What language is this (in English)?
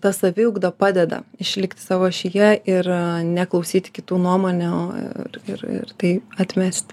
Lithuanian